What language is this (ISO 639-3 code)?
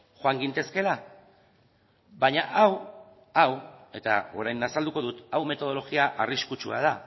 eus